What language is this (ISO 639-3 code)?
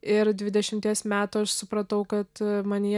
lit